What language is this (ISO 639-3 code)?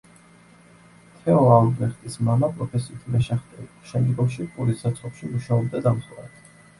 kat